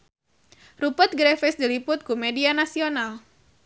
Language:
Sundanese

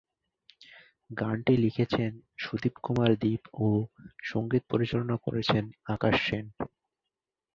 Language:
Bangla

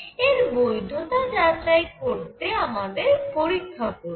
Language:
Bangla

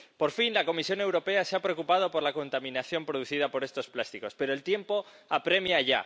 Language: Spanish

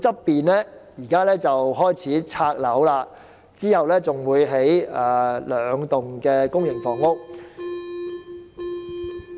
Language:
Cantonese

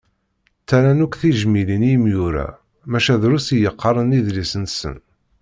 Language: Kabyle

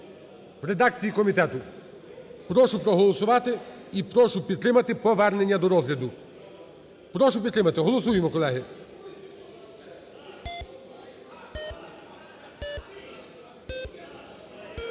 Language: Ukrainian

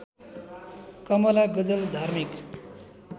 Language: Nepali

